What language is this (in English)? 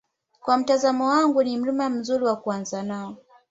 Swahili